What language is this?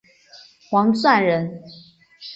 Chinese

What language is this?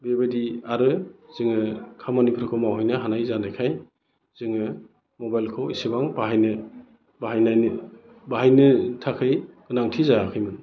Bodo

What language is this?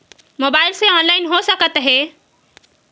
Chhattisgarhi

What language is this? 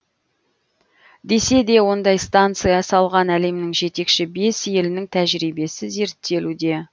Kazakh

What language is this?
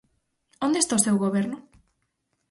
Galician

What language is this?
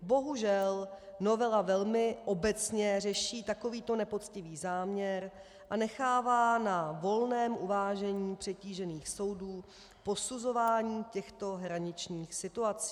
Czech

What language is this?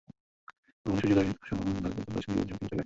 Bangla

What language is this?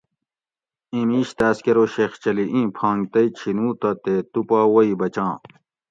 Gawri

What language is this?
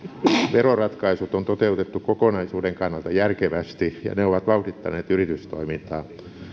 Finnish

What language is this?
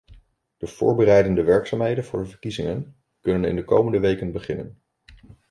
Dutch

